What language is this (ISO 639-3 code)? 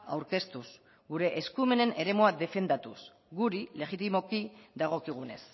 eus